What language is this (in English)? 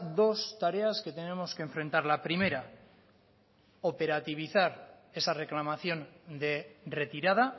Spanish